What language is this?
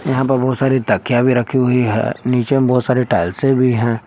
Hindi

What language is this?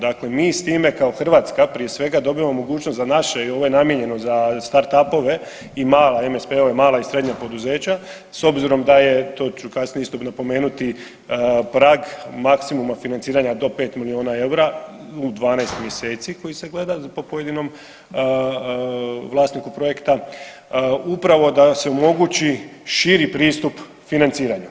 Croatian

